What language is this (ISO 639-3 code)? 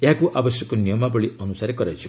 ori